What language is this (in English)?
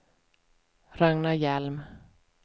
Swedish